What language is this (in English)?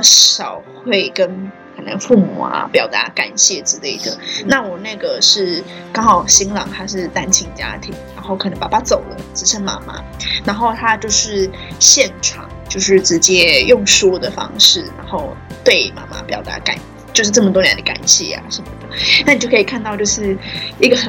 Chinese